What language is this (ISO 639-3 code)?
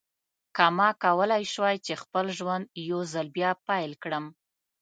pus